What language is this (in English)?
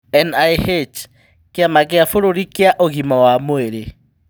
Kikuyu